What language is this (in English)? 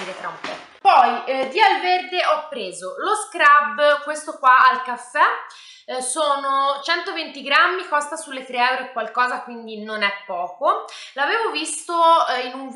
Italian